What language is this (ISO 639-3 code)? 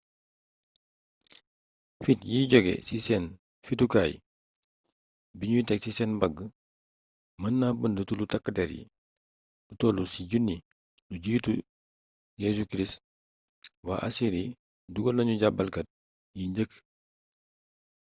wol